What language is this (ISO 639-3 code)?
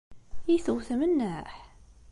kab